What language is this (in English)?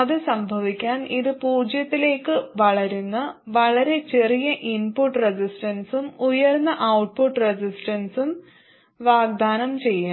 Malayalam